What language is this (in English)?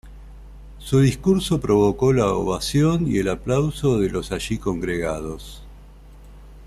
Spanish